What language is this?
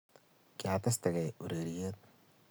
Kalenjin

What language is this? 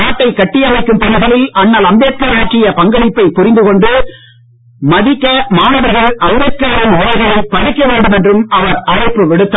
Tamil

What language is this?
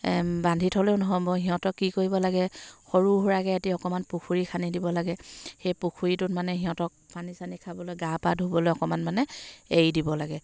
Assamese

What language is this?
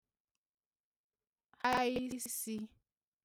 Igbo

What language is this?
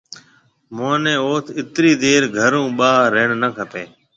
Marwari (Pakistan)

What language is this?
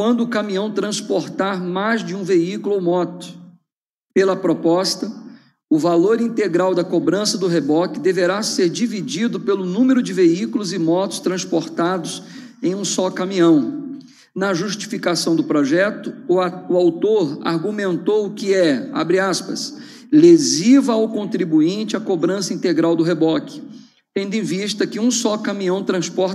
Portuguese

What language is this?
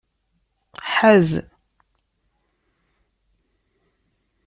Kabyle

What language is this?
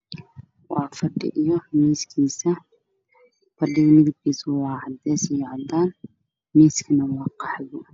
Somali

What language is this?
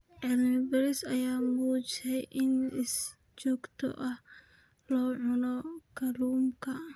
Somali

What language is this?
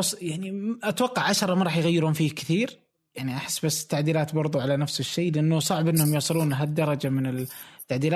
Arabic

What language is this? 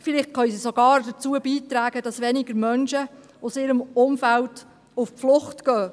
Swiss German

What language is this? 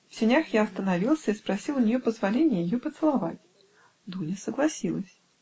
Russian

